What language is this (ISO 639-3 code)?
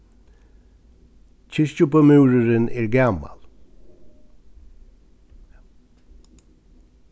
fao